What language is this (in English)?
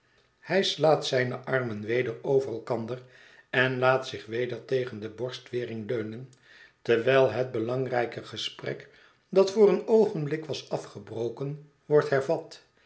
Dutch